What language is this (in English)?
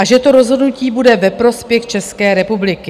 Czech